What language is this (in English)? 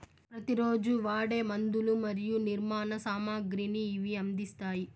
Telugu